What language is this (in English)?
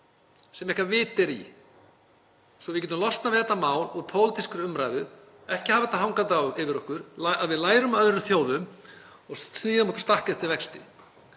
Icelandic